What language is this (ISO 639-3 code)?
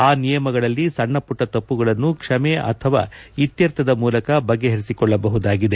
kan